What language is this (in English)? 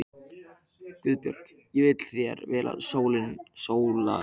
Icelandic